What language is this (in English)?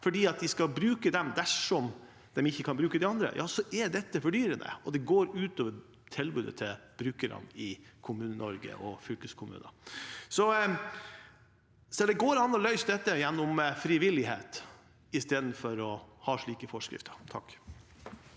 Norwegian